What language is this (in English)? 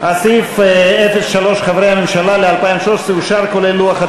Hebrew